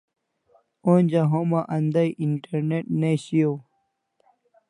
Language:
Kalasha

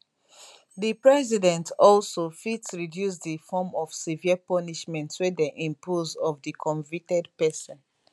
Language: Nigerian Pidgin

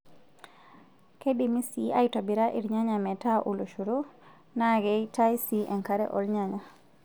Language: Masai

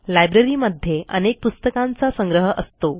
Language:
Marathi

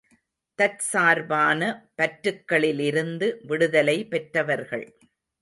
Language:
Tamil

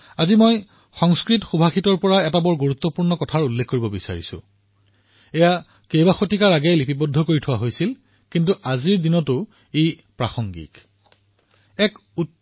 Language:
Assamese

